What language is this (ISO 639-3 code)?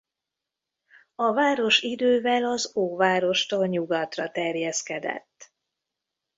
hun